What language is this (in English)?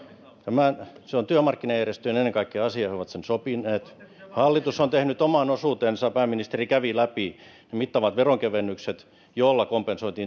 Finnish